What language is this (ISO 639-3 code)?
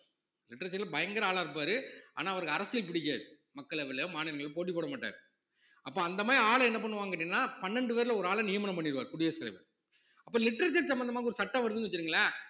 tam